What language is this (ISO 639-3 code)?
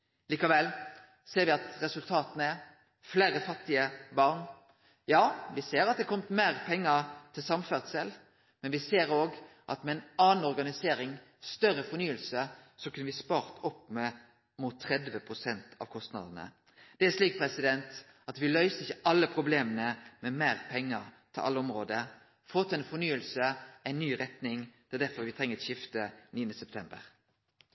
nno